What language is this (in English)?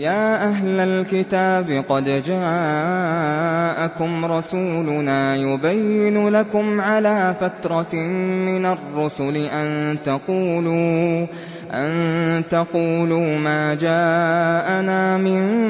Arabic